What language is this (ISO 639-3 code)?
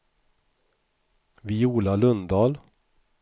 swe